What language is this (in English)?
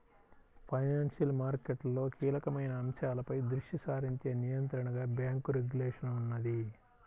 Telugu